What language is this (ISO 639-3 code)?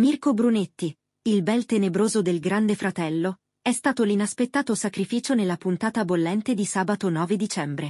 ita